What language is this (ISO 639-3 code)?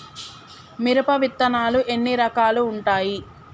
tel